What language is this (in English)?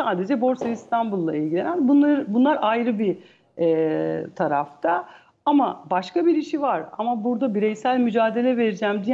Turkish